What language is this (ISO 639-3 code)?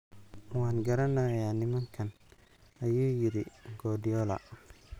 som